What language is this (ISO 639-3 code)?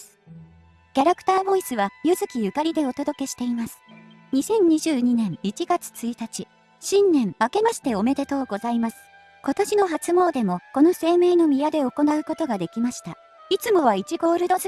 jpn